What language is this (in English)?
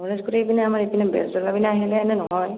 Assamese